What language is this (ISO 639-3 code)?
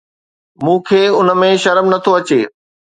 snd